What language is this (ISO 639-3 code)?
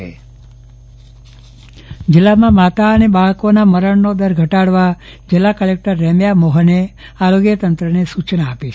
guj